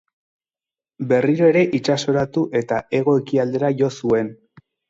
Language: Basque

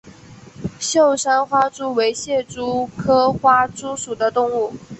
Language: Chinese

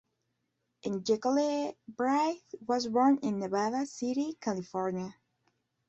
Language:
English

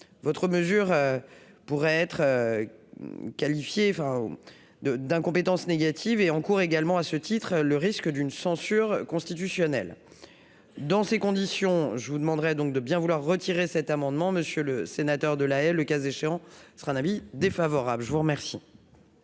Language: French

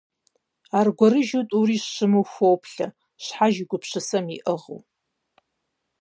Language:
Kabardian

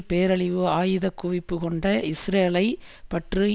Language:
Tamil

